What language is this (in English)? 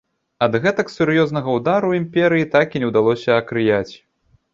Belarusian